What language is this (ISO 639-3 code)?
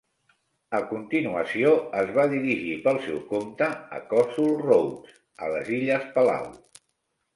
cat